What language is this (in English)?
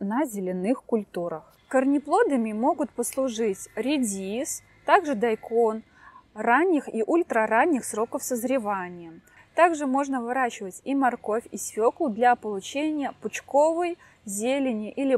Russian